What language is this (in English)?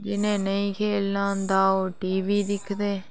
Dogri